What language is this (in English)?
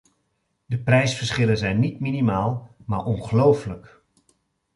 Dutch